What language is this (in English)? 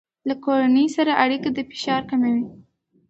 Pashto